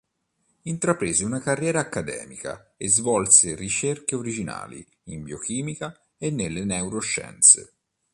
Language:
Italian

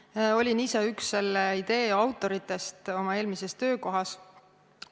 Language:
Estonian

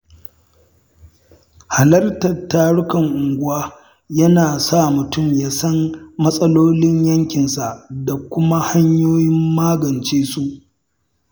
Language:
Hausa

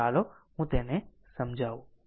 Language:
Gujarati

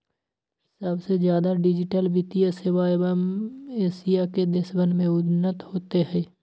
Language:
Magahi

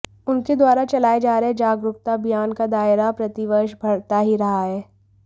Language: Hindi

